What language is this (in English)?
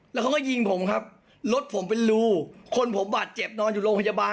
Thai